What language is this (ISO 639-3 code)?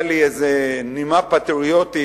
heb